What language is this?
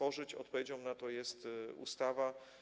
Polish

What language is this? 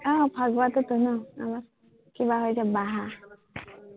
Assamese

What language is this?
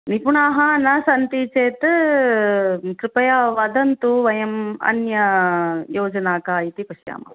Sanskrit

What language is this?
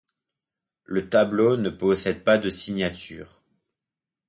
French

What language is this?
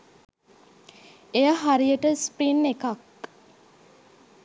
Sinhala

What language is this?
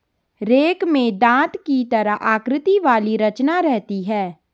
Hindi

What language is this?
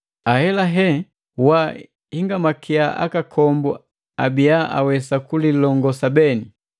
Matengo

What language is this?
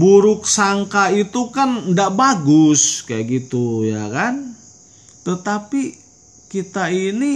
Indonesian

